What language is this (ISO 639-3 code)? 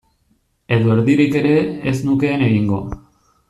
eus